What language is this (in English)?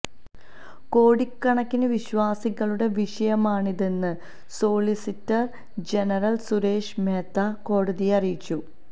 Malayalam